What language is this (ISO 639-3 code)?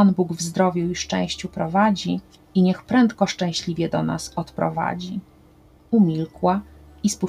pol